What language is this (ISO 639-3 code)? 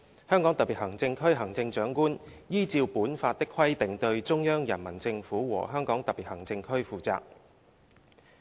yue